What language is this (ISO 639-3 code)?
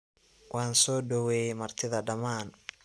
som